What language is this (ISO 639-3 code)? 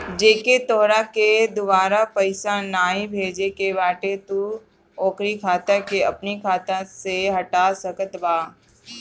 bho